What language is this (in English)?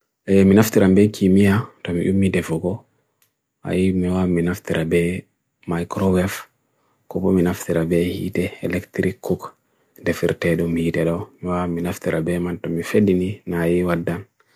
Bagirmi Fulfulde